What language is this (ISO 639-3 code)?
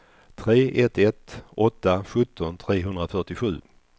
swe